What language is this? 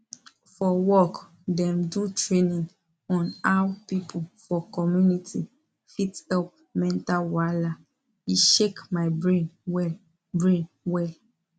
Nigerian Pidgin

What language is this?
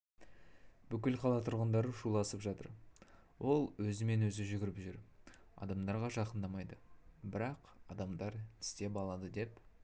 Kazakh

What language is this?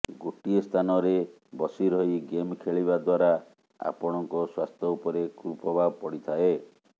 Odia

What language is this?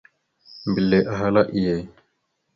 Mada (Cameroon)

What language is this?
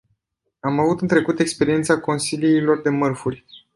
Romanian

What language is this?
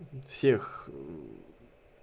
Russian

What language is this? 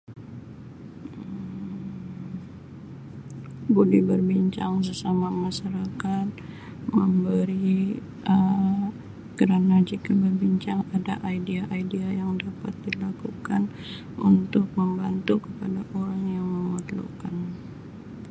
Sabah Malay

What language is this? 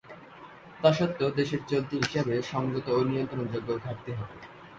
Bangla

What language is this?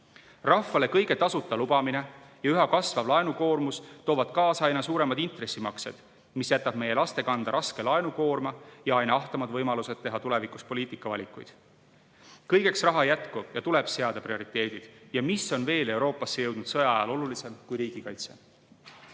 Estonian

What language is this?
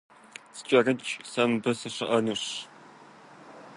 Kabardian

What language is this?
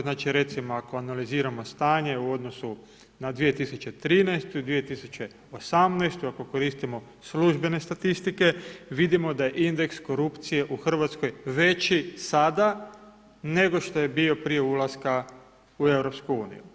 Croatian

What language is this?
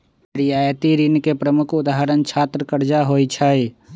Magahi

